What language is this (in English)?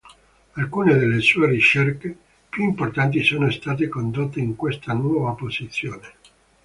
Italian